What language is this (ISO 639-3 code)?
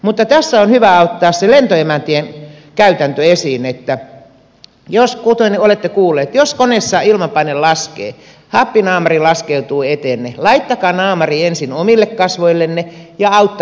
fin